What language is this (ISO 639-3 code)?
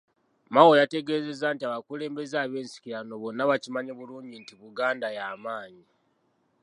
lug